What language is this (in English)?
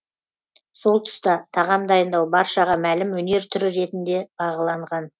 Kazakh